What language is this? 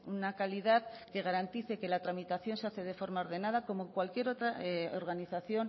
Spanish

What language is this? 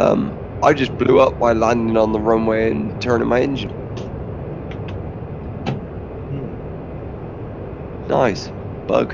English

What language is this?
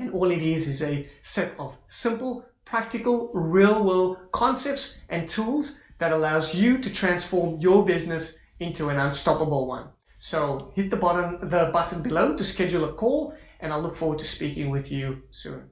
English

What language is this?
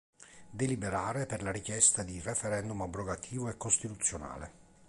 Italian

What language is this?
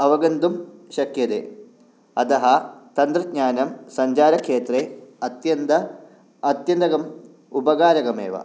Sanskrit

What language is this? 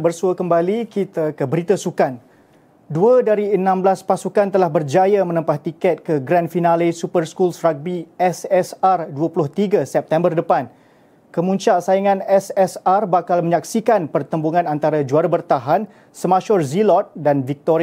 Malay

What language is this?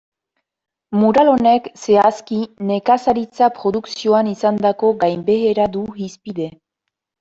Basque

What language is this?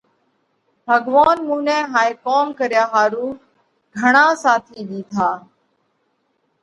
Parkari Koli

